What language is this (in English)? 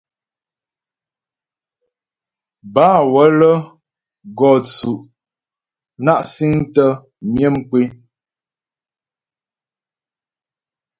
Ghomala